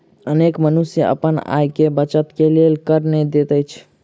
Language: Maithili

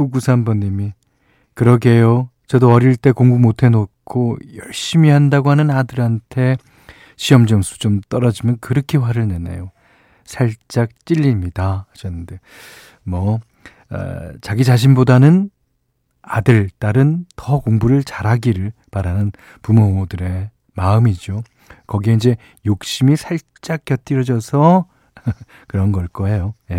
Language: Korean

